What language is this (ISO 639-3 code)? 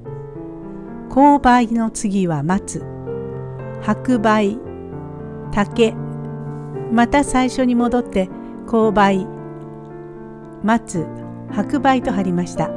jpn